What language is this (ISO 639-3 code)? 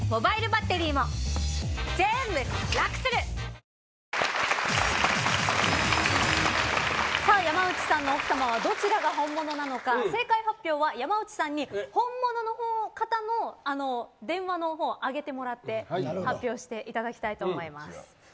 jpn